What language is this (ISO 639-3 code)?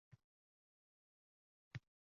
uzb